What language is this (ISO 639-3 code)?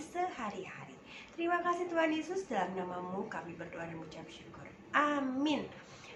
ind